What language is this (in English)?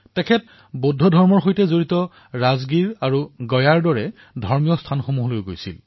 Assamese